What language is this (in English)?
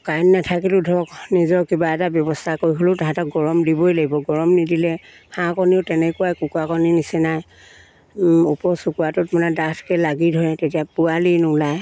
Assamese